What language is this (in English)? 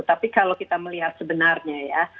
Indonesian